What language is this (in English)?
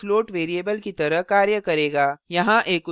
Hindi